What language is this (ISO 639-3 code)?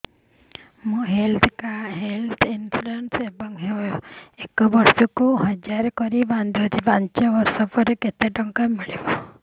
ori